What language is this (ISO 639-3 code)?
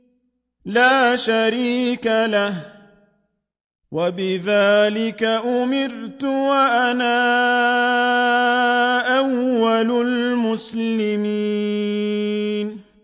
ara